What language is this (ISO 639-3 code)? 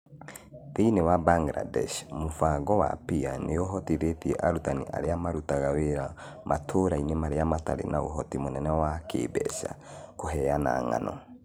kik